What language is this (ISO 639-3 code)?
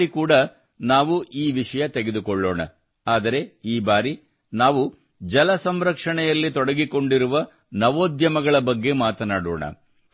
kan